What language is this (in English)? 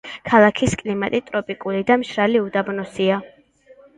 Georgian